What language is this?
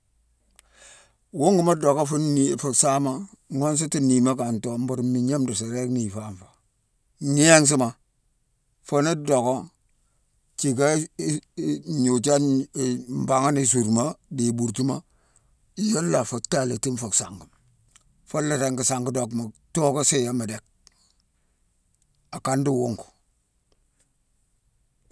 Mansoanka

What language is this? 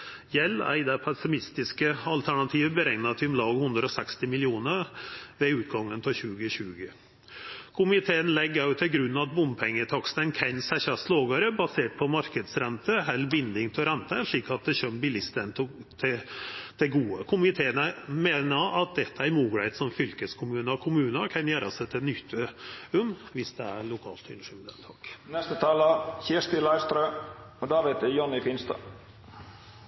Norwegian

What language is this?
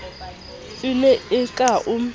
Southern Sotho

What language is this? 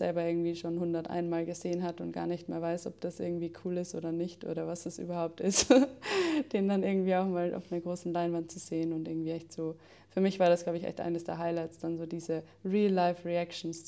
German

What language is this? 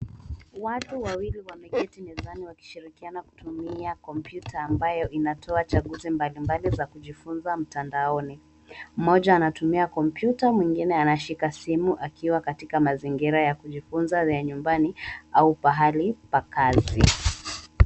Swahili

